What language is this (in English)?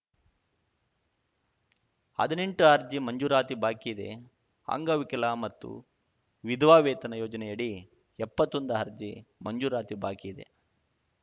Kannada